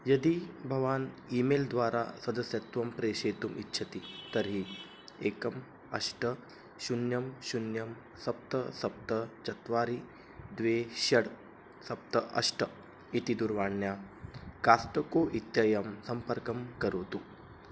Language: Sanskrit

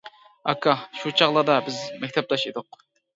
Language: Uyghur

